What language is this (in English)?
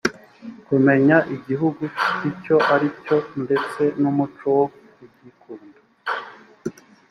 Kinyarwanda